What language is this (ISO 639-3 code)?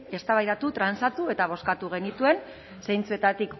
eus